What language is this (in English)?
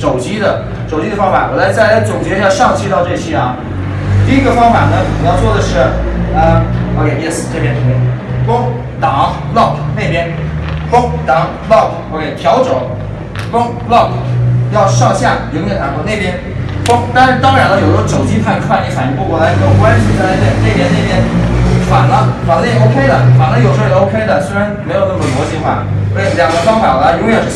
Chinese